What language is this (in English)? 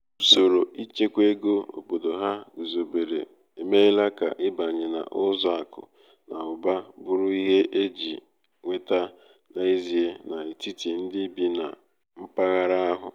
Igbo